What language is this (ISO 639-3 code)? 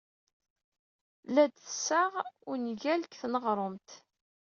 kab